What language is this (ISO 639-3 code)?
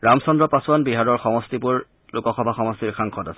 asm